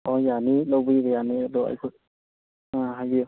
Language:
Manipuri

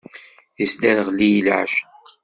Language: Kabyle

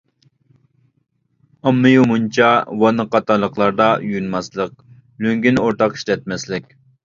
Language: Uyghur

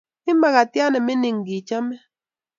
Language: Kalenjin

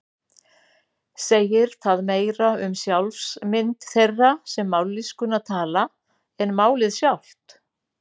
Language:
Icelandic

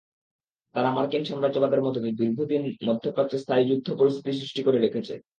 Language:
Bangla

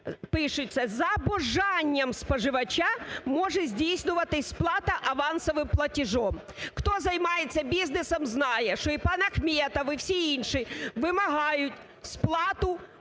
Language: Ukrainian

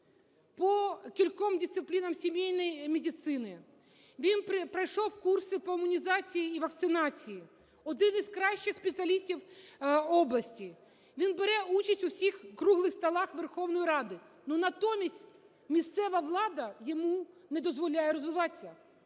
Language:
Ukrainian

